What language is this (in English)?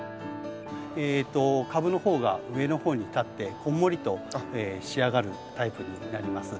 Japanese